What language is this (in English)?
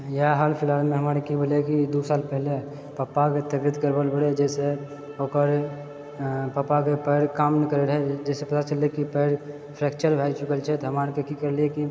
Maithili